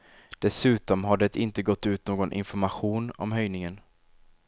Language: Swedish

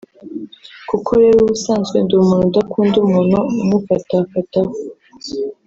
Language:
Kinyarwanda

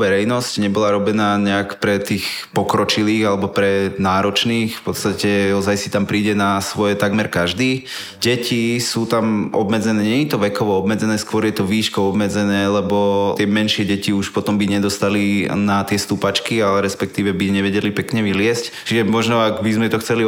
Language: Slovak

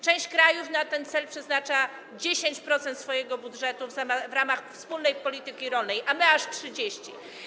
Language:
Polish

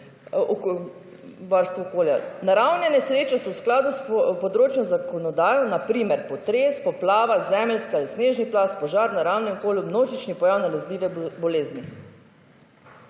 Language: Slovenian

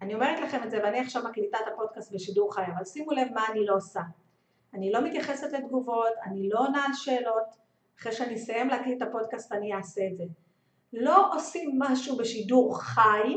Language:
Hebrew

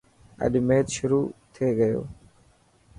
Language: Dhatki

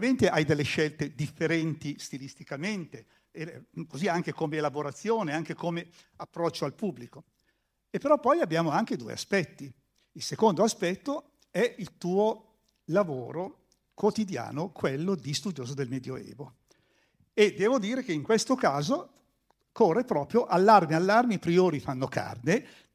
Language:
Italian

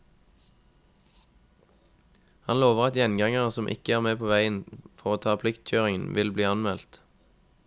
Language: Norwegian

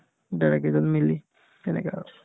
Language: Assamese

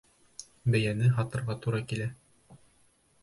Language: Bashkir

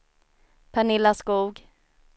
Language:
Swedish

